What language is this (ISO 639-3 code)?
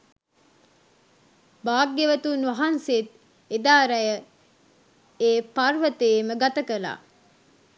sin